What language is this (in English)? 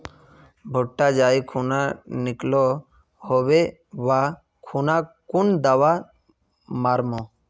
Magahi